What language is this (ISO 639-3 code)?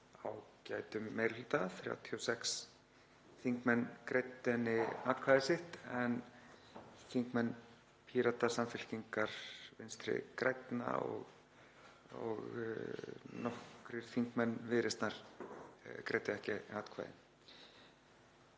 isl